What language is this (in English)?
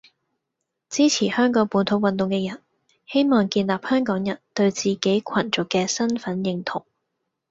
Cantonese